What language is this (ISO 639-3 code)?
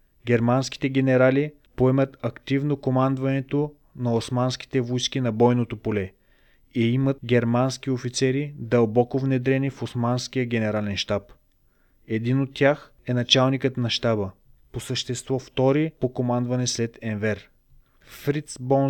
bul